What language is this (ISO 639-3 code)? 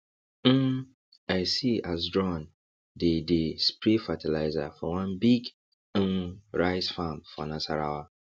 pcm